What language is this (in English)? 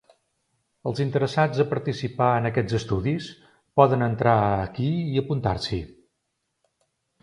Catalan